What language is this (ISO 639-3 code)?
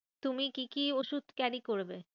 ben